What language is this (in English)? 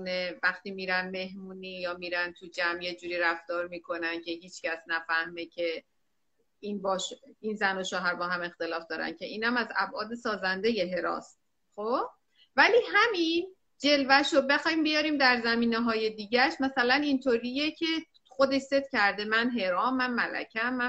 Persian